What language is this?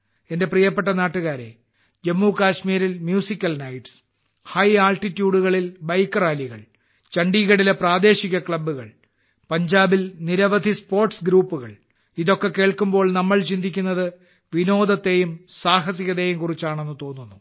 Malayalam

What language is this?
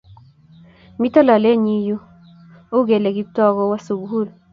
Kalenjin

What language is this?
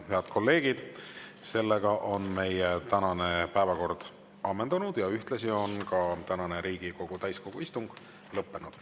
Estonian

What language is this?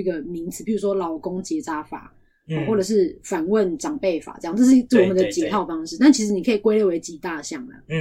Chinese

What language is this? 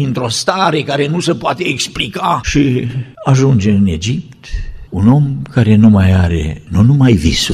Romanian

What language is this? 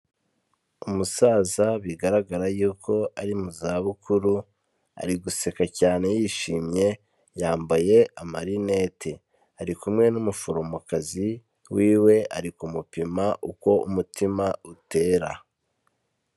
Kinyarwanda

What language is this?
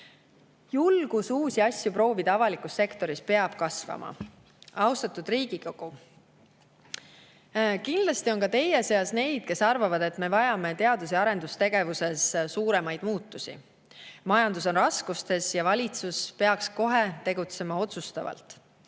Estonian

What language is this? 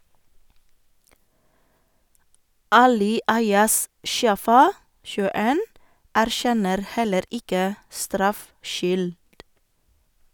Norwegian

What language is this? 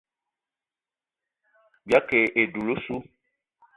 Eton (Cameroon)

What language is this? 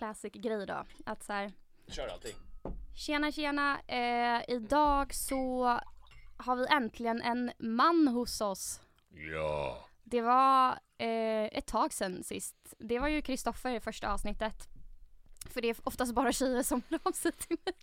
Swedish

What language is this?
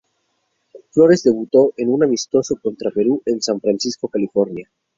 Spanish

